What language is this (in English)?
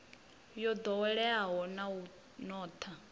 Venda